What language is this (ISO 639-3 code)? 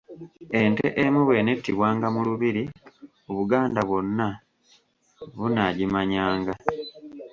lug